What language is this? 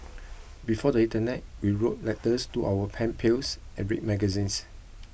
English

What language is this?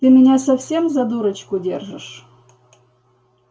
Russian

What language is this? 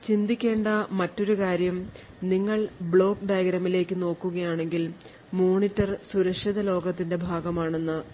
Malayalam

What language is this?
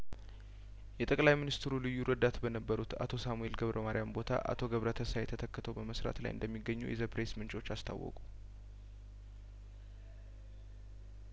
Amharic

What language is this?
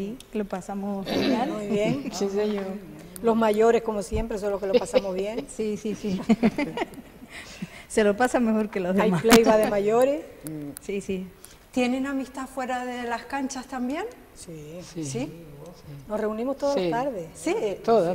Spanish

